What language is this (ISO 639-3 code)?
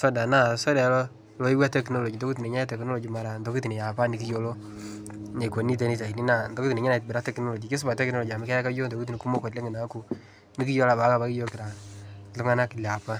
mas